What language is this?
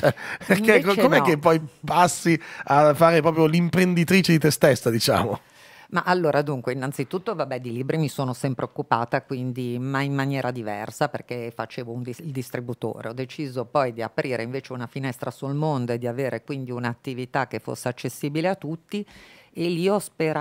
Italian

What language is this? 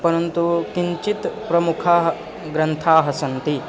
Sanskrit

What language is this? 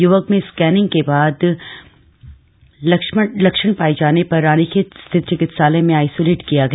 Hindi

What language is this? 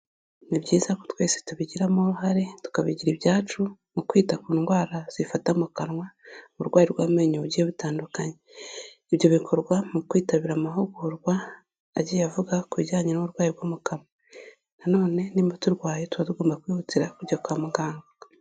Kinyarwanda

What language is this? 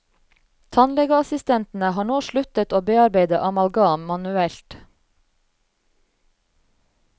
Norwegian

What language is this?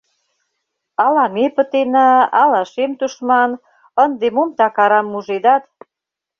Mari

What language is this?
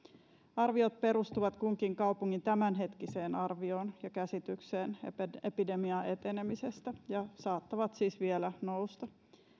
Finnish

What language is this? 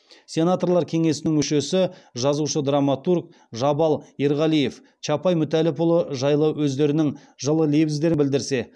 Kazakh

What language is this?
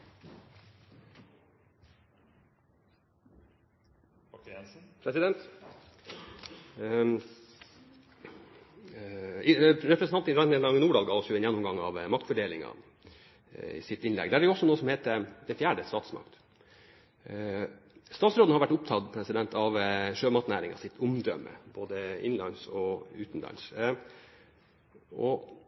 Norwegian Bokmål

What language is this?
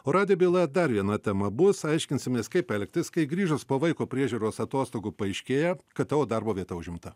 Lithuanian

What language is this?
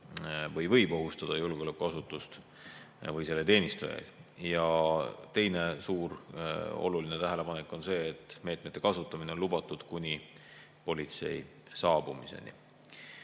Estonian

